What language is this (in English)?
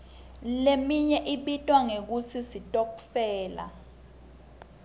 Swati